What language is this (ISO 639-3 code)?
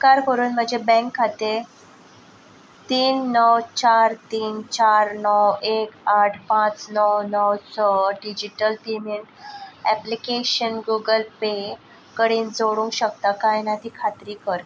kok